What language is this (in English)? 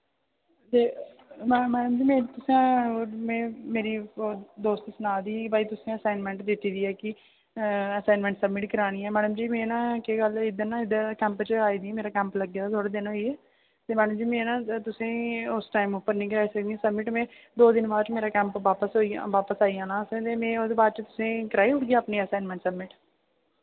Dogri